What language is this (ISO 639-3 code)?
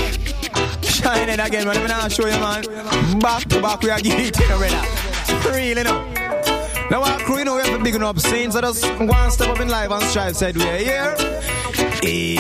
hun